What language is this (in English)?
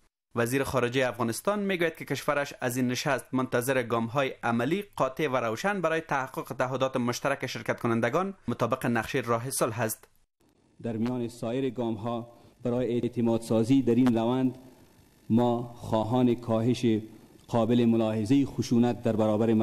Persian